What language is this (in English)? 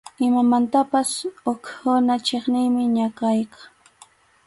Arequipa-La Unión Quechua